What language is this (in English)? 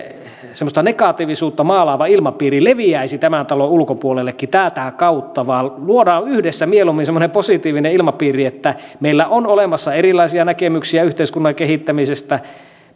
Finnish